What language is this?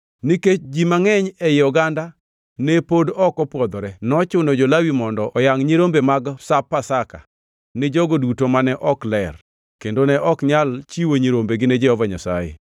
Luo (Kenya and Tanzania)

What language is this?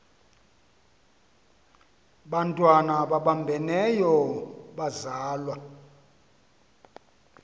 Xhosa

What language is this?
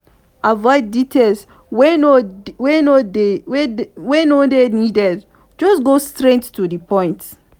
Nigerian Pidgin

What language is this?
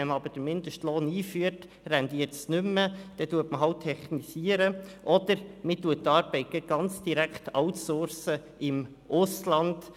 Swiss German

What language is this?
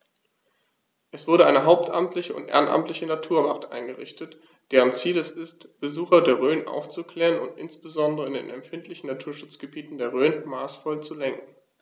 German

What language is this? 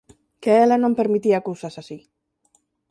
Galician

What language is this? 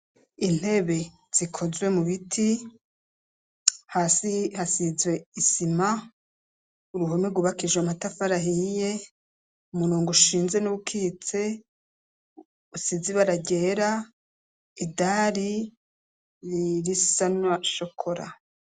Rundi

